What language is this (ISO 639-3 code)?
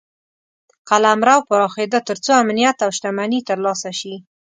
pus